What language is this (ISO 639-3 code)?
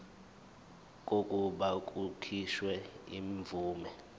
zul